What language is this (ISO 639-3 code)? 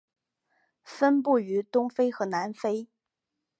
zho